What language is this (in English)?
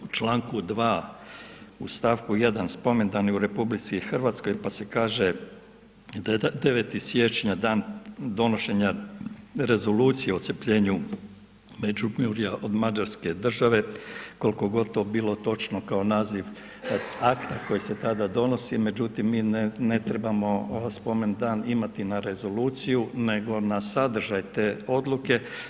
Croatian